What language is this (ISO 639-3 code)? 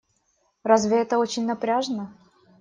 rus